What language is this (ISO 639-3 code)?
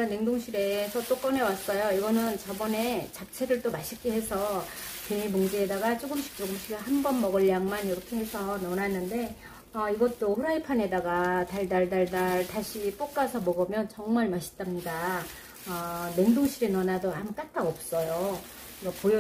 kor